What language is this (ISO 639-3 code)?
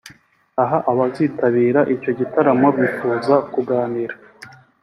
kin